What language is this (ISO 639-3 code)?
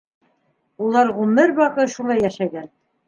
bak